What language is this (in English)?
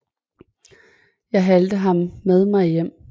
Danish